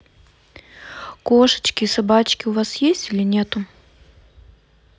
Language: Russian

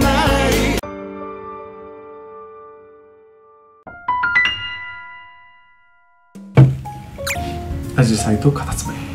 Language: Japanese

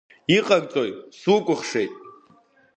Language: Abkhazian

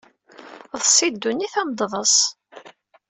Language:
Kabyle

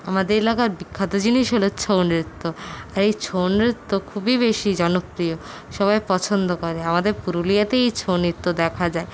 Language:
Bangla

